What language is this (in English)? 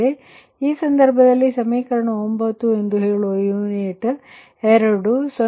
Kannada